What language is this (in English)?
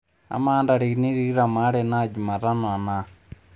Masai